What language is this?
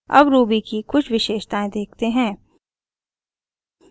Hindi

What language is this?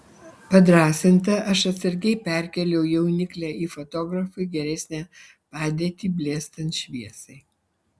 Lithuanian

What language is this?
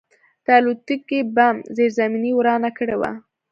Pashto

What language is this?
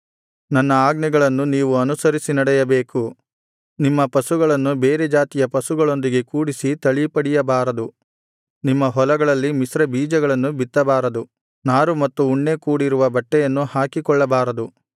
Kannada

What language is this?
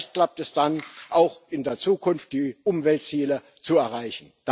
German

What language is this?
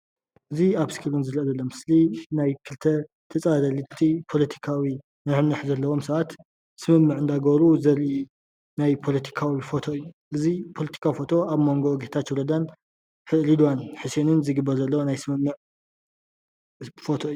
Tigrinya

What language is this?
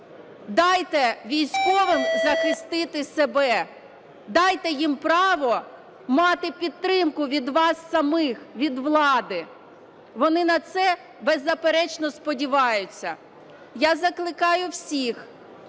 Ukrainian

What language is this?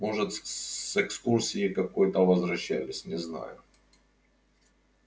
Russian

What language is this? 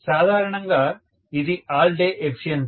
Telugu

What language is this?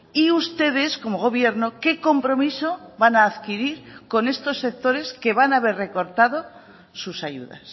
Spanish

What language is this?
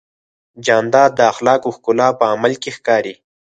Pashto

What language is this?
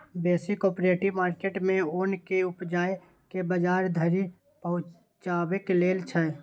Maithili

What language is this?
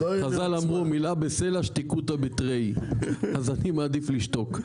Hebrew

